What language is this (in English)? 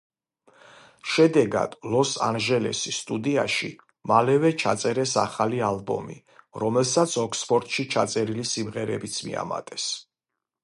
Georgian